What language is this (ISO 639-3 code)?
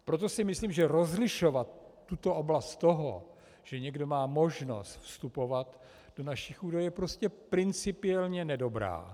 ces